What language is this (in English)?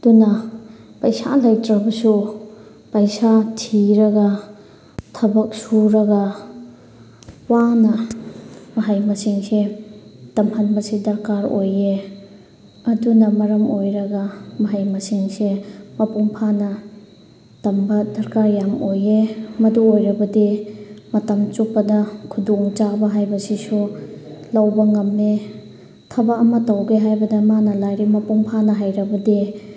Manipuri